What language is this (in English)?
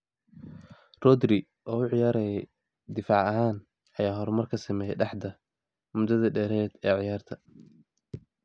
Somali